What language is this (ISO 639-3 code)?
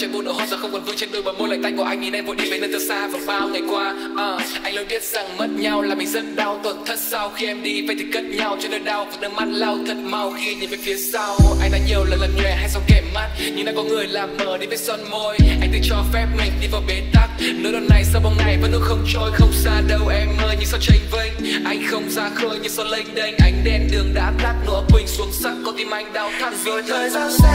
vie